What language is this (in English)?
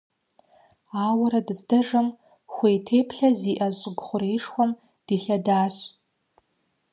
Kabardian